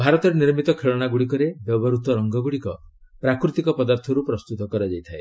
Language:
Odia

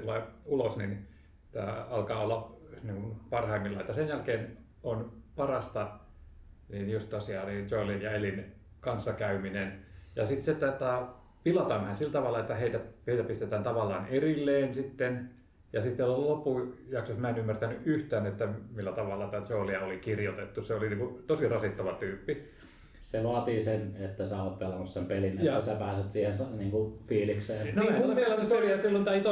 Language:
Finnish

